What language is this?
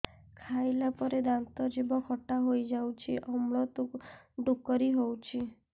Odia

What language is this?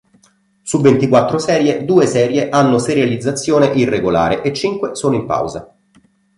Italian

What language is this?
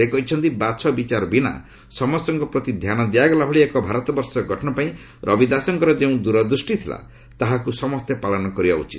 Odia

